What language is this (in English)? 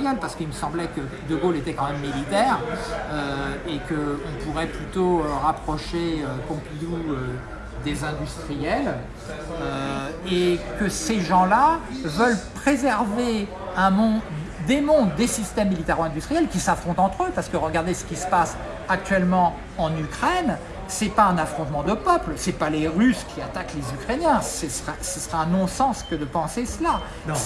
French